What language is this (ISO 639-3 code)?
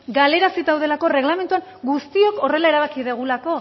eus